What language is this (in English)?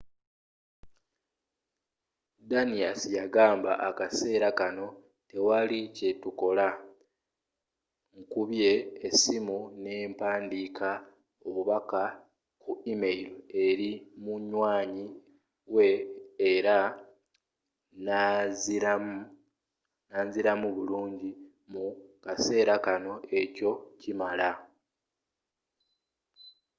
Ganda